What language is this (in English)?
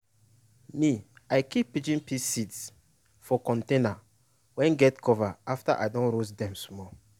Nigerian Pidgin